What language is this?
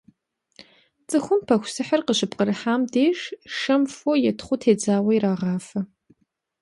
Kabardian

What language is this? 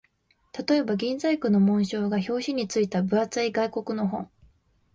Japanese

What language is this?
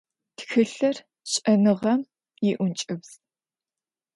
Adyghe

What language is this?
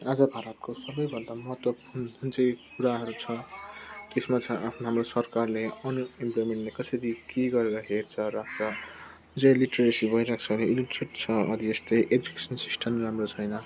Nepali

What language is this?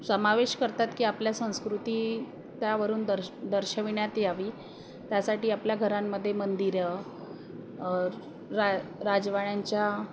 Marathi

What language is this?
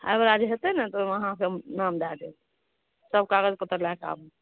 Maithili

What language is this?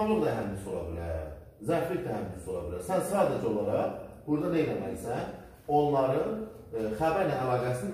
Turkish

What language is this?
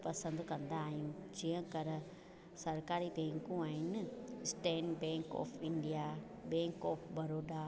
Sindhi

